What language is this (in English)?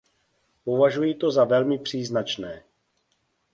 Czech